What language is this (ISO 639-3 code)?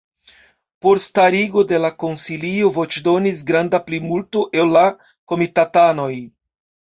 epo